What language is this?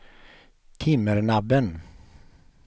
Swedish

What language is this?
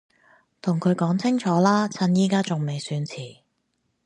Cantonese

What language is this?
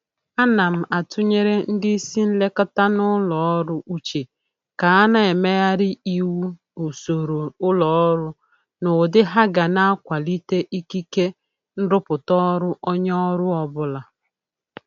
Igbo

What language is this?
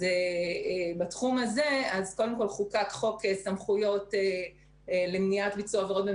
Hebrew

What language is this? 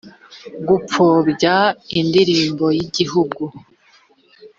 Kinyarwanda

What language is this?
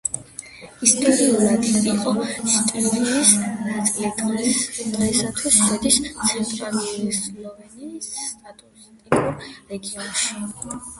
Georgian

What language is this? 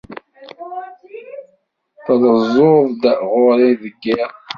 Kabyle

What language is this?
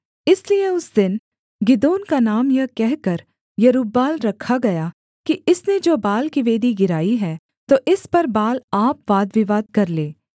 Hindi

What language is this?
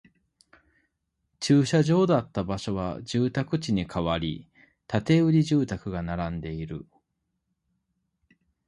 Japanese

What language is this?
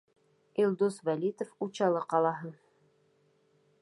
Bashkir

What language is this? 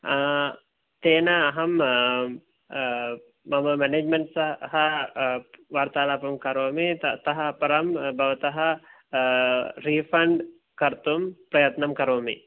Sanskrit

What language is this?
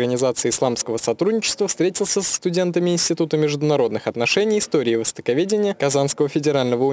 Russian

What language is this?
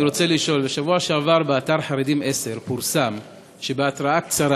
Hebrew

